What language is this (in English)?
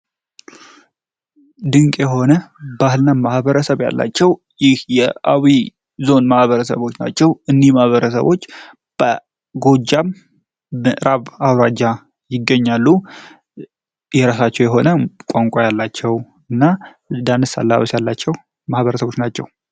Amharic